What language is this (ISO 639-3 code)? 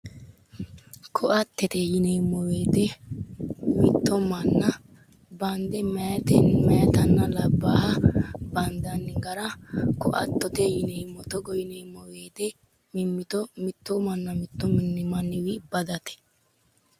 sid